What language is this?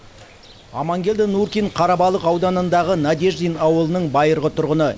Kazakh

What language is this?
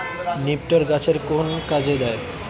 Bangla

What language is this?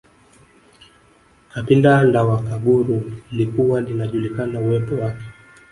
Swahili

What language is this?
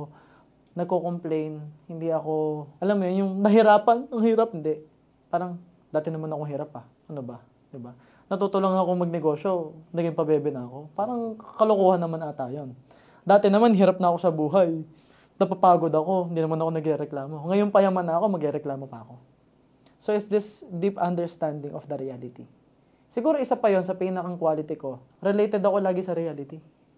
Filipino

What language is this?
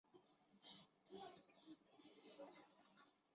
Chinese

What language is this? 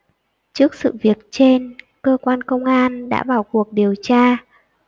Vietnamese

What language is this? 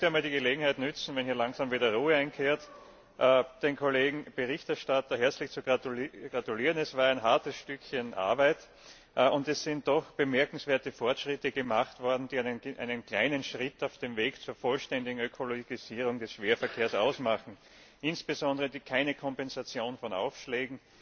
German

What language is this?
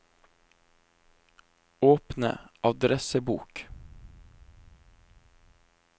Norwegian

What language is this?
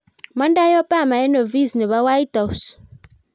Kalenjin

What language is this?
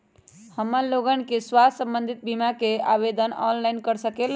Magahi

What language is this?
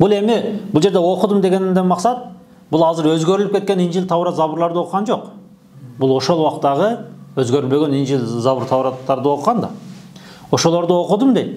Turkish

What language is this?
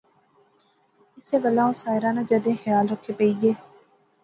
Pahari-Potwari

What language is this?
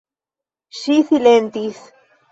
Esperanto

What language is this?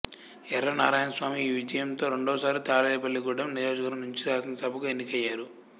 Telugu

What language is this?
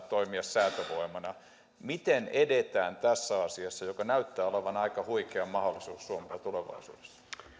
Finnish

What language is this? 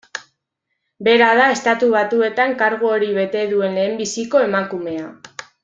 Basque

